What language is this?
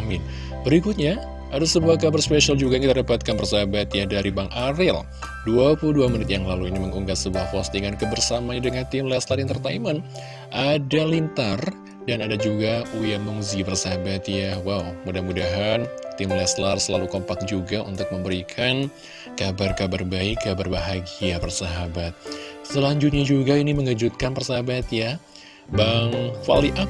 Indonesian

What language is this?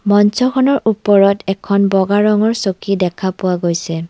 Assamese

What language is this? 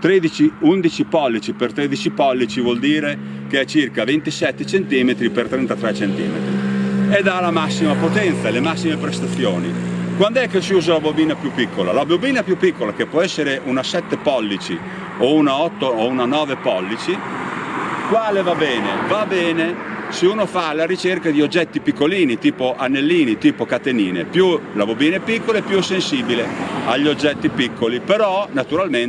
Italian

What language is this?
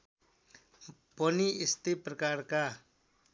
Nepali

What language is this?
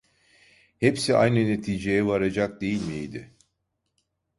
Turkish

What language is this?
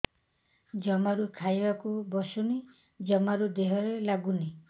Odia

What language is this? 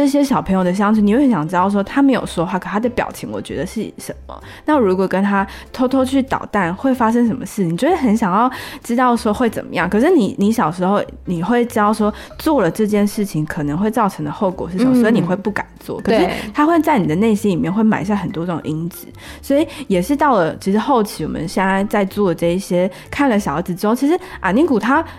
Chinese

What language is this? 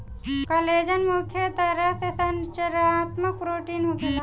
Bhojpuri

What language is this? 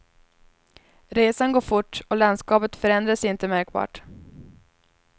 Swedish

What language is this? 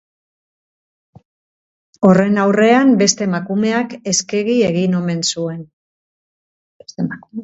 Basque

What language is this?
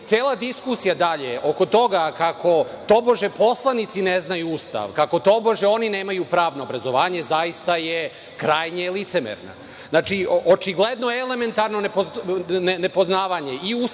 Serbian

